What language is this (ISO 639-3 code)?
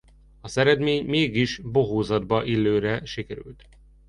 hun